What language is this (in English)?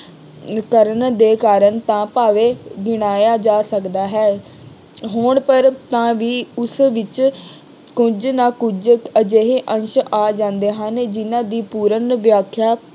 Punjabi